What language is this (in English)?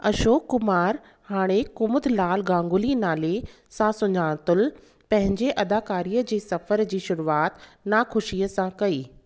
Sindhi